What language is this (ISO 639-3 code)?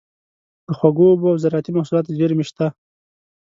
pus